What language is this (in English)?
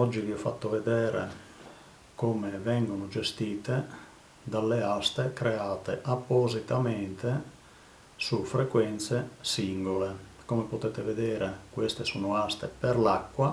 Italian